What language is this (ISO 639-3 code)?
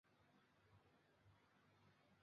zho